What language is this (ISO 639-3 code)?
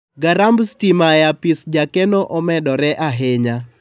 luo